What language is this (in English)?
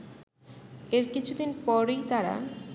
Bangla